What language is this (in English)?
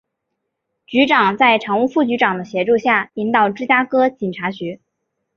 Chinese